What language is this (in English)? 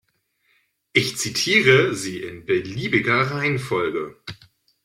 German